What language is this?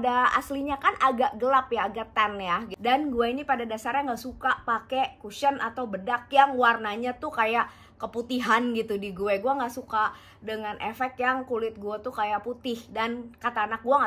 Indonesian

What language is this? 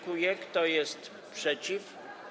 Polish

